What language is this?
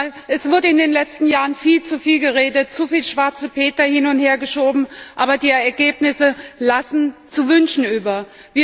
German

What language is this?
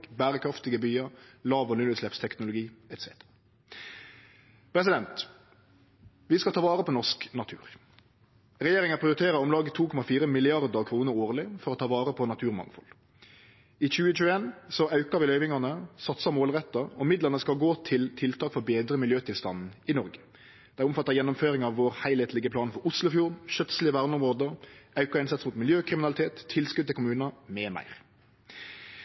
Norwegian Nynorsk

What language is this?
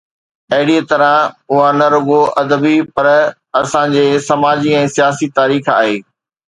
Sindhi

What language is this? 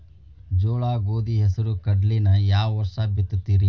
Kannada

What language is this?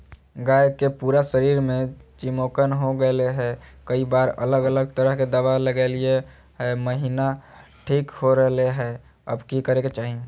Magahi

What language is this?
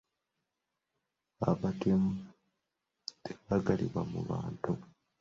Ganda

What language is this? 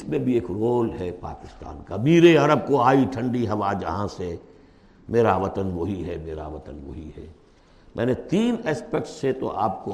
Urdu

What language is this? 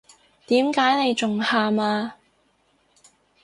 Cantonese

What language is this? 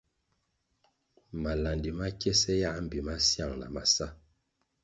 Kwasio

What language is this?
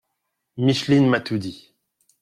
French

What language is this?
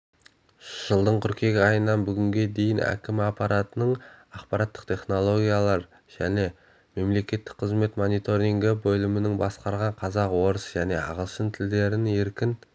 Kazakh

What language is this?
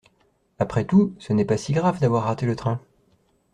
French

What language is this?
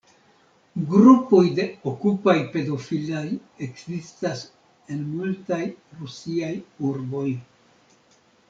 Esperanto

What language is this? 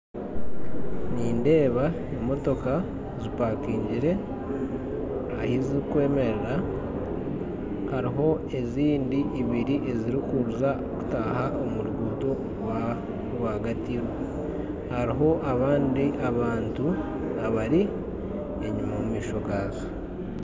Nyankole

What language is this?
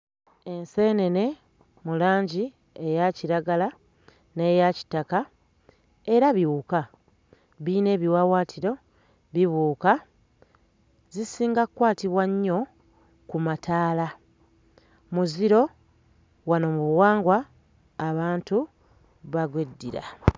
Ganda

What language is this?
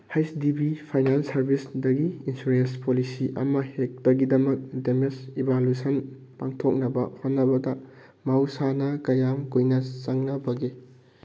Manipuri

